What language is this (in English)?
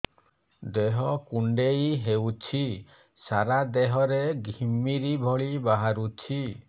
Odia